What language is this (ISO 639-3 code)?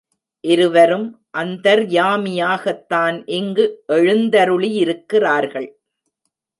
tam